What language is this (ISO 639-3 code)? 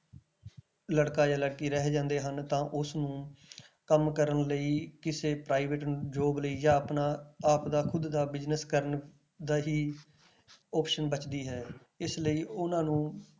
pan